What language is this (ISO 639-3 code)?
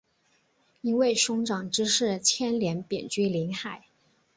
zho